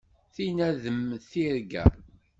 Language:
Kabyle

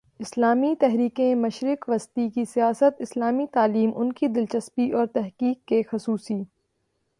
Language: Urdu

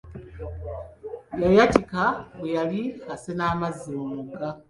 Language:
Ganda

